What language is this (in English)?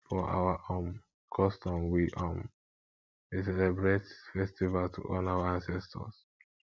Nigerian Pidgin